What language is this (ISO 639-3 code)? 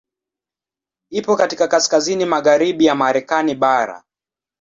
swa